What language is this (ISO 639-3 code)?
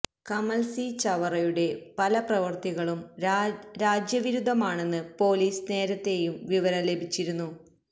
mal